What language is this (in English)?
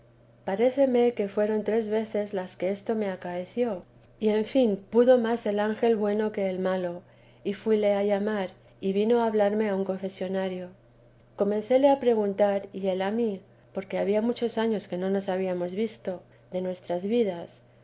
Spanish